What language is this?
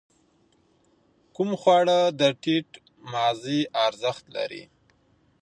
Pashto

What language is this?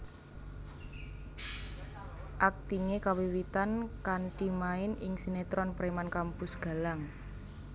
Javanese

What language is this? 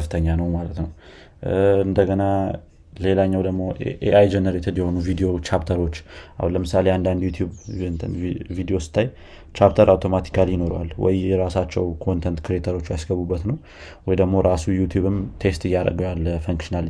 Amharic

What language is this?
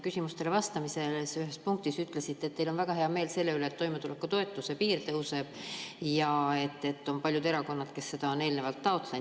Estonian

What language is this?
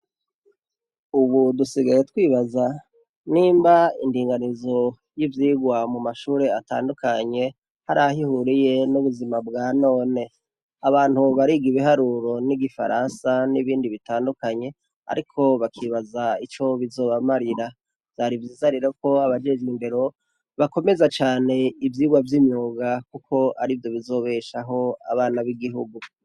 Rundi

